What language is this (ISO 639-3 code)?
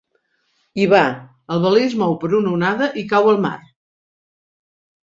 cat